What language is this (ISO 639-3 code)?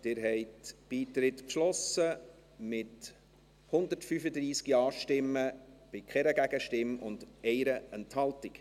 gsw